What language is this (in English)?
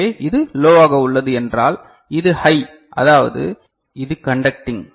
Tamil